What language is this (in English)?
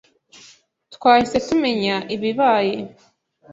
Kinyarwanda